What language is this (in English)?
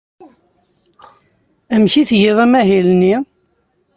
Kabyle